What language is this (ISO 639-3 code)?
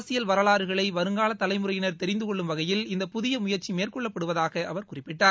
tam